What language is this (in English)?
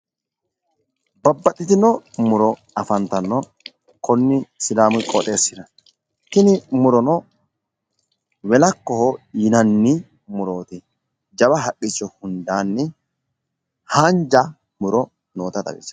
Sidamo